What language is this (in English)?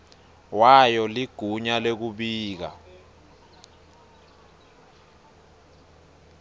Swati